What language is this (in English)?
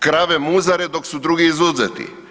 Croatian